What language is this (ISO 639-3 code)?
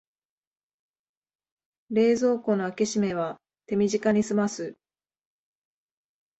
jpn